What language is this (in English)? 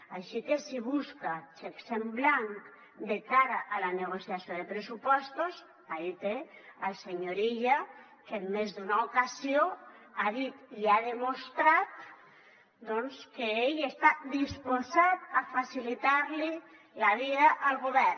Catalan